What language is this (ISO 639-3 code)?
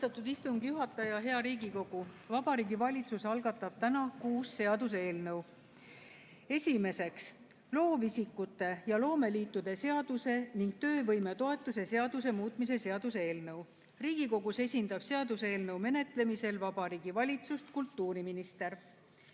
est